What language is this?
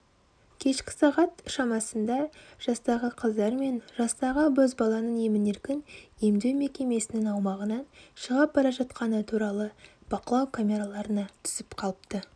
Kazakh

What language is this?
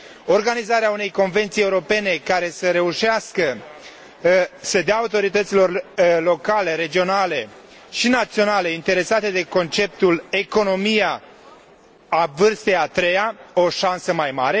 Romanian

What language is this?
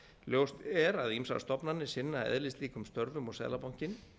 Icelandic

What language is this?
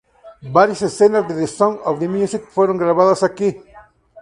Spanish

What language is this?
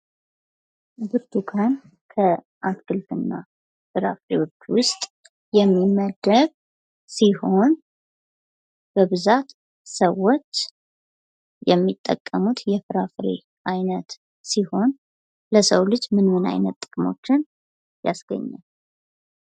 Amharic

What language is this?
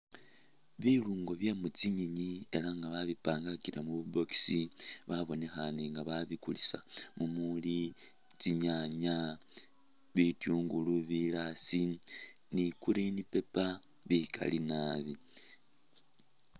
Masaaba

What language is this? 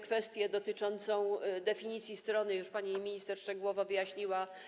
Polish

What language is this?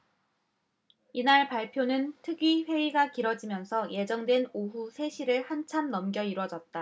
Korean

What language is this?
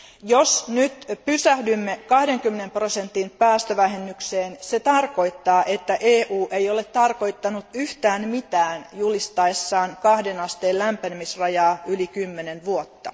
Finnish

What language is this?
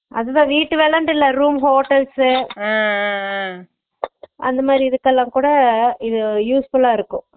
Tamil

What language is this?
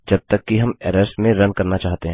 Hindi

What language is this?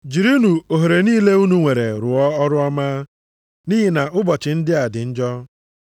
Igbo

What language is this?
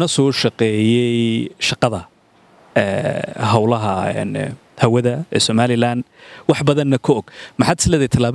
Arabic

